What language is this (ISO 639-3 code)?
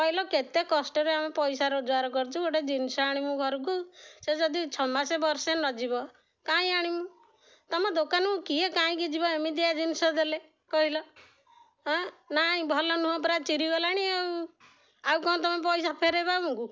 ori